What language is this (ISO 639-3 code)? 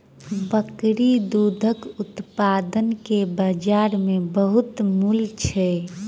mai